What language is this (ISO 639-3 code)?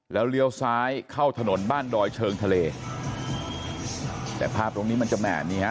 tha